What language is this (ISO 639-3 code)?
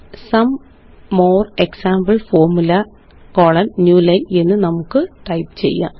mal